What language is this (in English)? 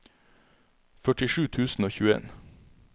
Norwegian